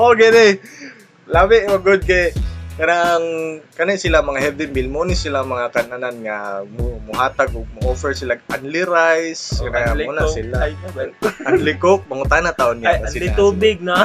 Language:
Filipino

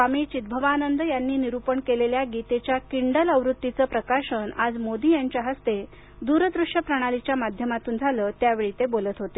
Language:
Marathi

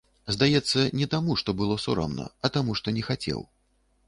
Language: Belarusian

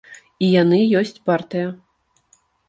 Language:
Belarusian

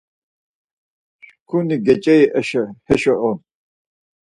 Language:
Laz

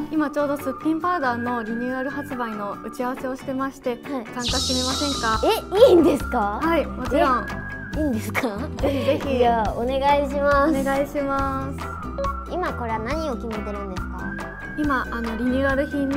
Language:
Japanese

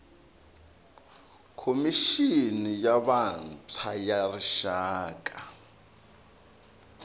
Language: Tsonga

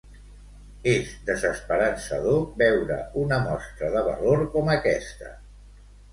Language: Catalan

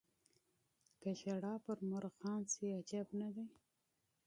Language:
Pashto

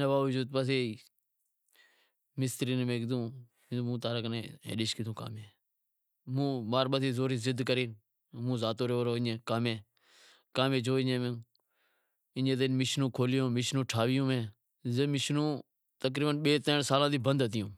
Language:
Wadiyara Koli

